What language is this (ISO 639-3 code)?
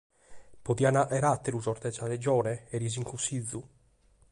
srd